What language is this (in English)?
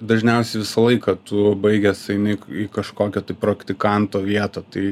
Lithuanian